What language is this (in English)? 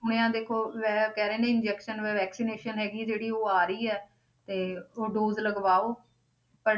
Punjabi